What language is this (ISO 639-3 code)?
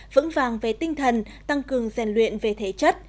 vie